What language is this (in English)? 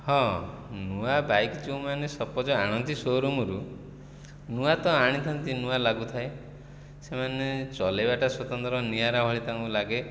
Odia